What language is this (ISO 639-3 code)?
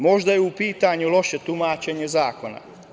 srp